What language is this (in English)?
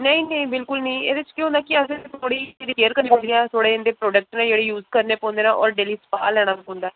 Dogri